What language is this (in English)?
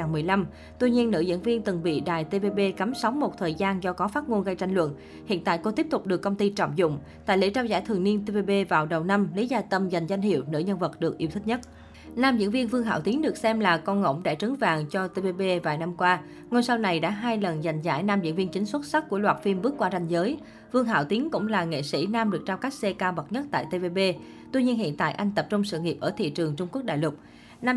Vietnamese